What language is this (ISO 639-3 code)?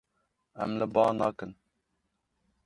kur